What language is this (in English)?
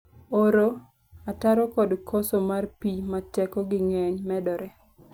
Luo (Kenya and Tanzania)